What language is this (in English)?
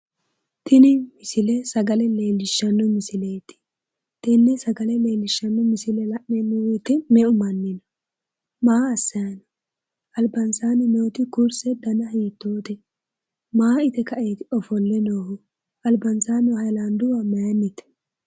Sidamo